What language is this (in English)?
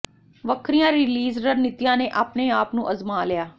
Punjabi